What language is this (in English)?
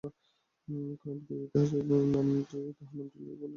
Bangla